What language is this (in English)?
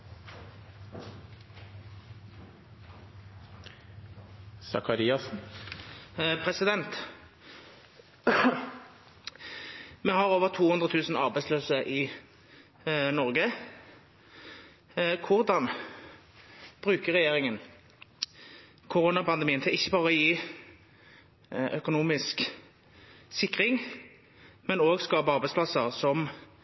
Norwegian Nynorsk